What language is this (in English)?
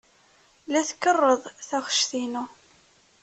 Kabyle